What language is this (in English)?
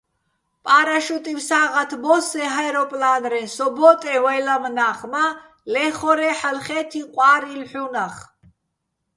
Bats